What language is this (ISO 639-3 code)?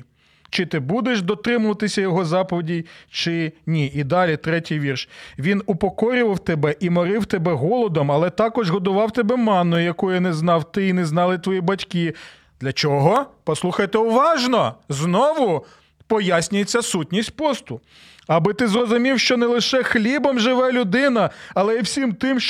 ukr